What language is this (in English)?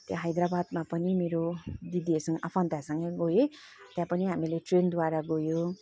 Nepali